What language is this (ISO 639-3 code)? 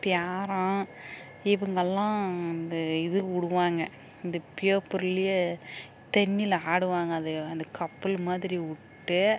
tam